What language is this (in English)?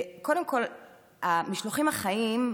Hebrew